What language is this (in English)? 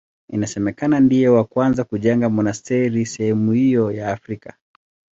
Swahili